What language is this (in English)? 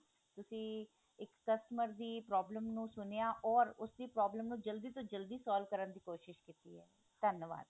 Punjabi